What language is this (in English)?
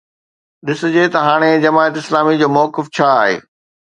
Sindhi